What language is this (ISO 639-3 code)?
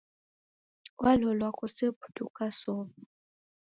dav